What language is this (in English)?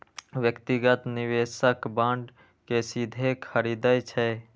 Maithili